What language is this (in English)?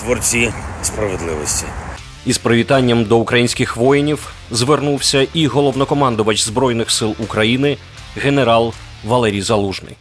Ukrainian